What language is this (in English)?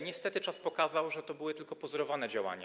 Polish